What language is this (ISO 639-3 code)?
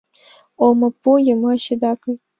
chm